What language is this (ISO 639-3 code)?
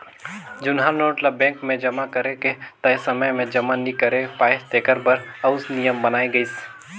hne